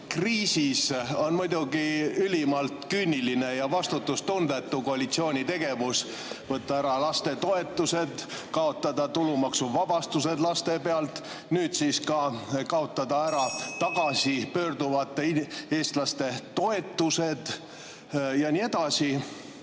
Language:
Estonian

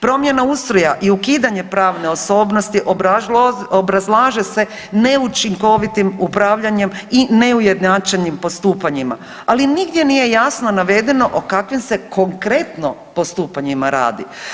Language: Croatian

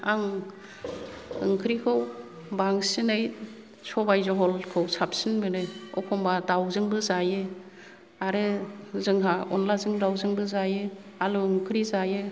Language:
Bodo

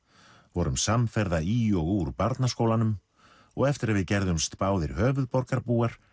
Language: Icelandic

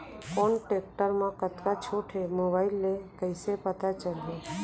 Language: Chhattisgarhi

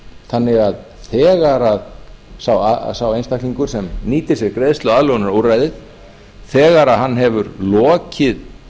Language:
Icelandic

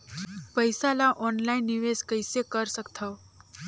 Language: Chhattisgarhi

